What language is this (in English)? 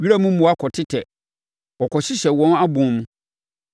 Akan